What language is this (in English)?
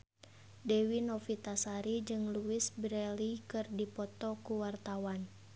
Sundanese